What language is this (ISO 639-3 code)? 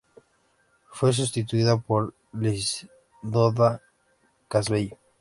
spa